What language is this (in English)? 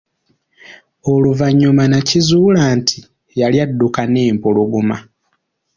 Ganda